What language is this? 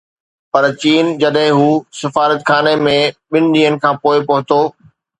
Sindhi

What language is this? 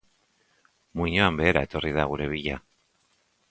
Basque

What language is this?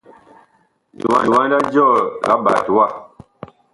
Bakoko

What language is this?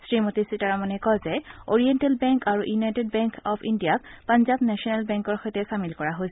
Assamese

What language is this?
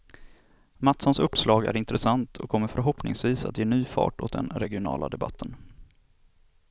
Swedish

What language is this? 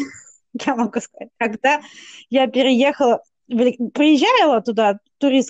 Russian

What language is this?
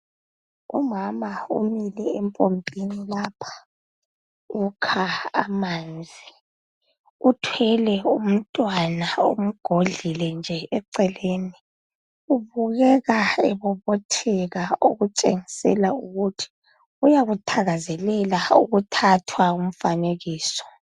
North Ndebele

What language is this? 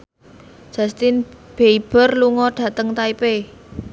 Javanese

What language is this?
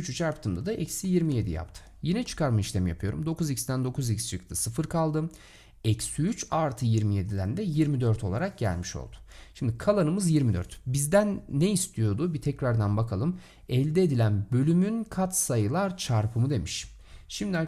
Turkish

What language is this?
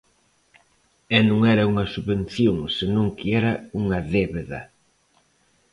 Galician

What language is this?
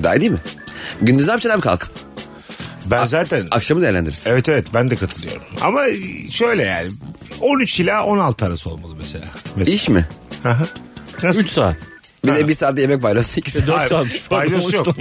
Turkish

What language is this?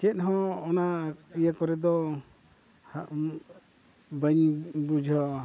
Santali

